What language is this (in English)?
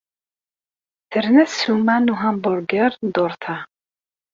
Kabyle